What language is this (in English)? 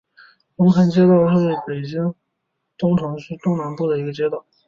Chinese